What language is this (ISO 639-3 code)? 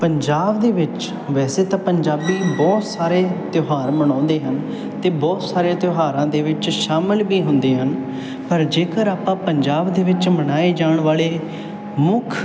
pan